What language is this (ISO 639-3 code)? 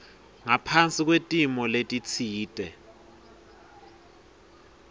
ssw